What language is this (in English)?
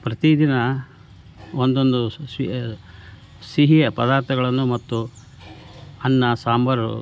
Kannada